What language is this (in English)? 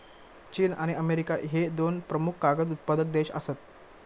Marathi